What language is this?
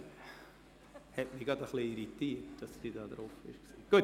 Swiss German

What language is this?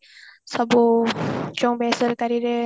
Odia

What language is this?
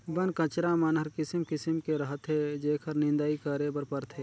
Chhattisgarhi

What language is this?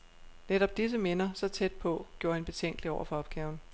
Danish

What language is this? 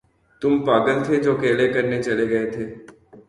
Urdu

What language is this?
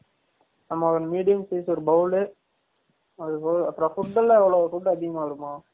Tamil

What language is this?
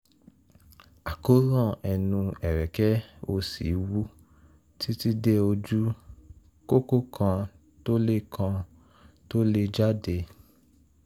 Yoruba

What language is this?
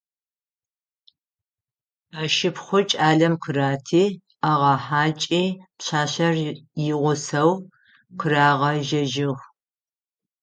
Adyghe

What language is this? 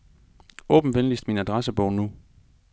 Danish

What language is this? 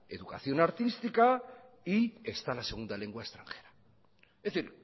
Spanish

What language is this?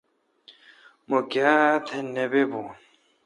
Kalkoti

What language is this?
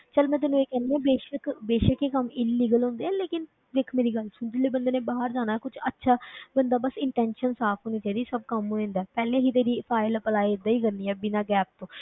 Punjabi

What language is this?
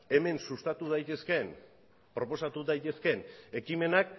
Basque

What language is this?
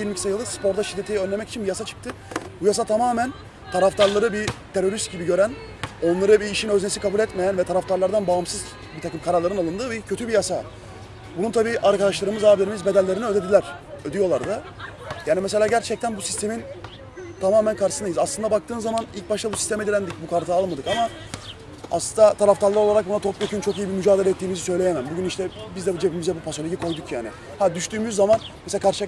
Turkish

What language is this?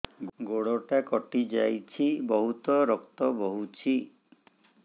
Odia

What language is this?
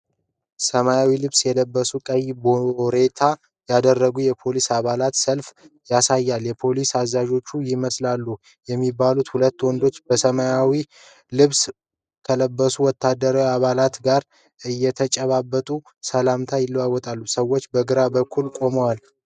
Amharic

